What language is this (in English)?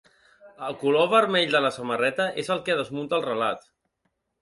Catalan